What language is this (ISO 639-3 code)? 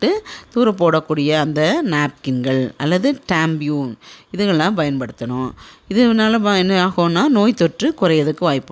tam